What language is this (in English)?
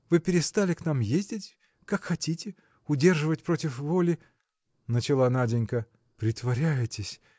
Russian